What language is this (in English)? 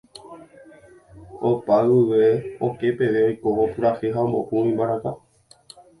Guarani